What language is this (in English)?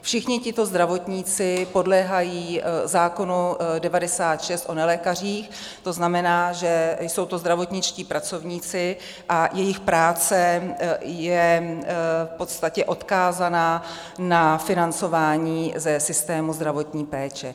Czech